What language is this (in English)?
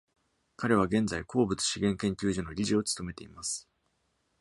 Japanese